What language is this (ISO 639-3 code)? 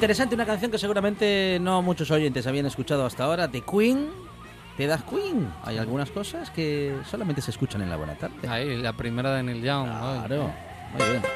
spa